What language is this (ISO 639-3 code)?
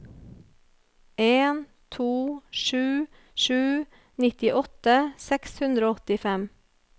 nor